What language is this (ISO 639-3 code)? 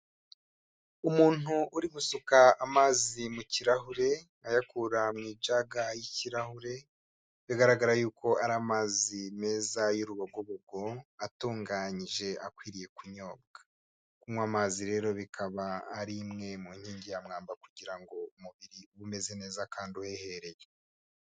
kin